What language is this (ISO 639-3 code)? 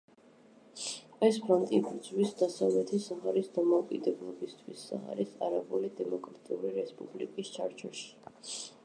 kat